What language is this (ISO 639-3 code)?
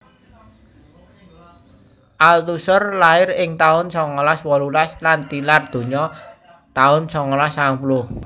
jav